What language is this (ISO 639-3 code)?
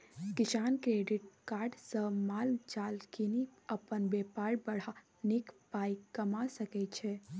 mai